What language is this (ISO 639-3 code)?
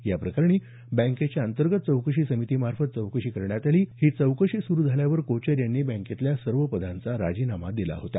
mar